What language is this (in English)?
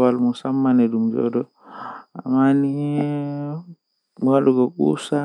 Western Niger Fulfulde